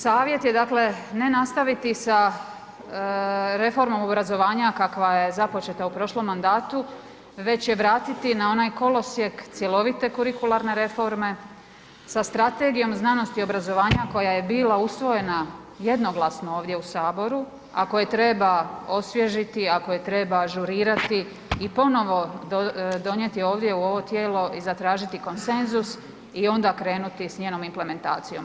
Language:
Croatian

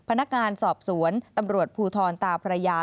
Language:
Thai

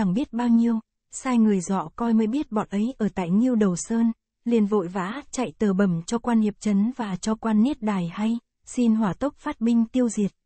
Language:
Vietnamese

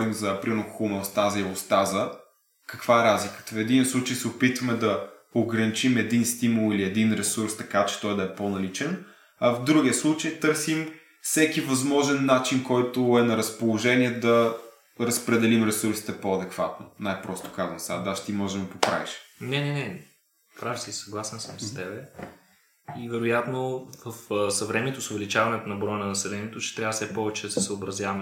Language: Bulgarian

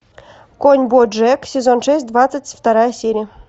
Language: Russian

